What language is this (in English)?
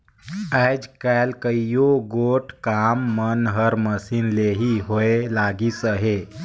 Chhattisgarhi